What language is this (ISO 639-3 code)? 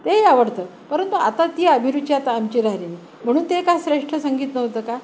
mar